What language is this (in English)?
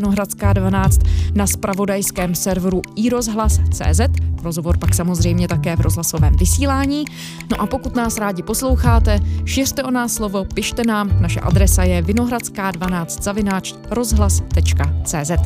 Czech